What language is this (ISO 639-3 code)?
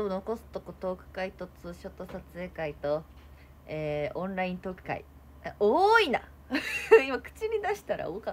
jpn